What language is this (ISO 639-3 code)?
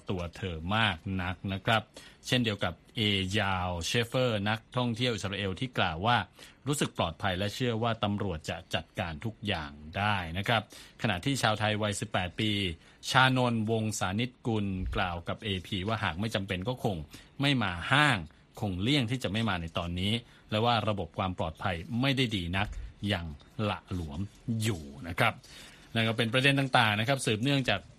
tha